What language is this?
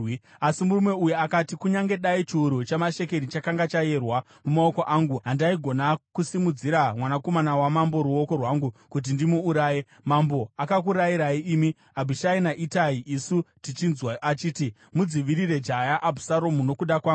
Shona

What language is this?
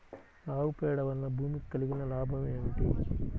Telugu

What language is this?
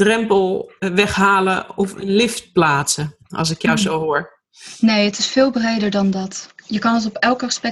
Dutch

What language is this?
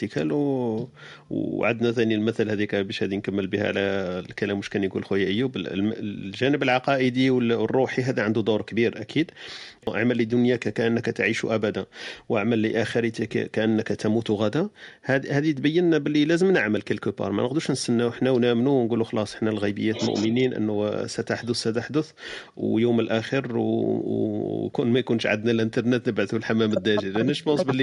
Arabic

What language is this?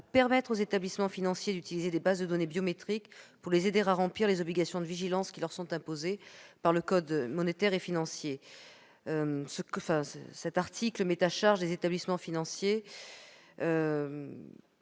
French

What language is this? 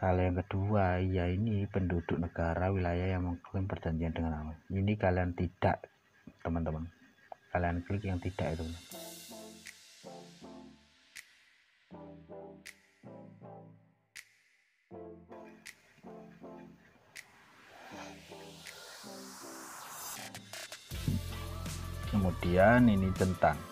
Indonesian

